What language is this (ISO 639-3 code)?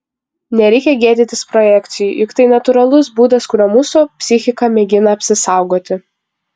lit